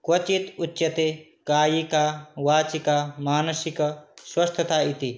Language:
Sanskrit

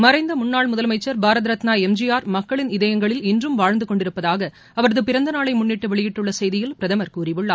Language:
Tamil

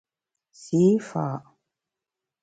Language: Bamun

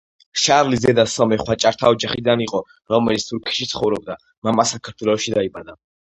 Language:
Georgian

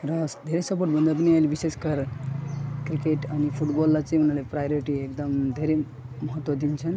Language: Nepali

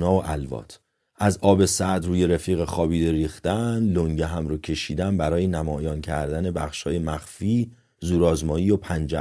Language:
Persian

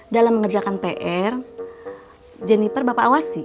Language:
Indonesian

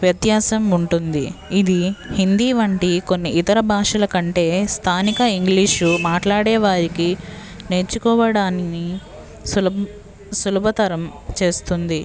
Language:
Telugu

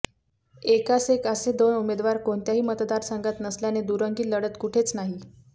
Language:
Marathi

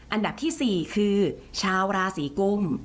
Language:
Thai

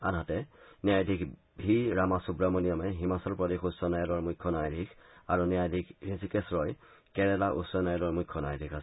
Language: Assamese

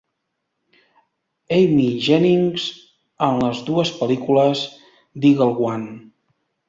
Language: Catalan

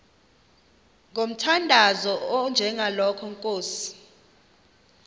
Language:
Xhosa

